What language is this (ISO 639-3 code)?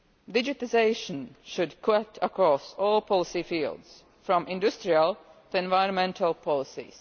eng